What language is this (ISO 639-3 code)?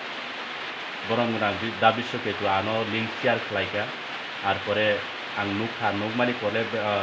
ben